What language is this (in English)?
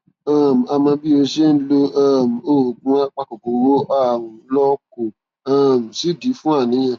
Yoruba